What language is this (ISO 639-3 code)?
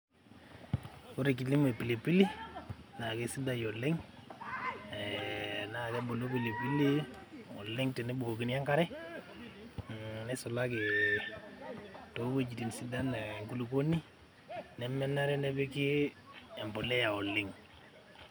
mas